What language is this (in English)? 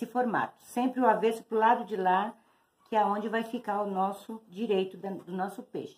Portuguese